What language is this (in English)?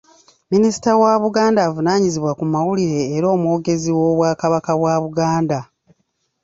Ganda